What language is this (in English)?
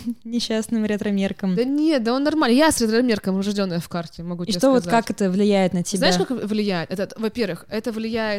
Russian